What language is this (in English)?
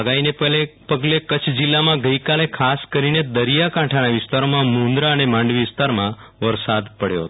Gujarati